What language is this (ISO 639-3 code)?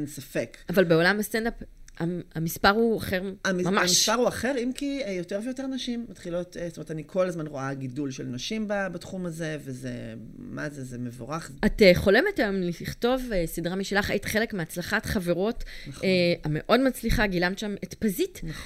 heb